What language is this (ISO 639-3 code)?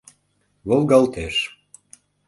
chm